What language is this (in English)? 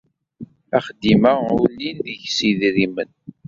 Kabyle